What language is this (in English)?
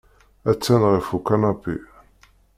Kabyle